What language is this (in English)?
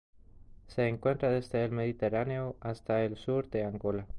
Spanish